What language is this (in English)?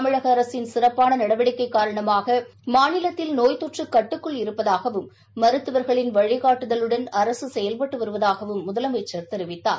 Tamil